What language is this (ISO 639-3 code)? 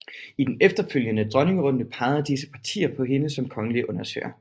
dan